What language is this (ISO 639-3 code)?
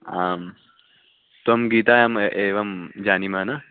san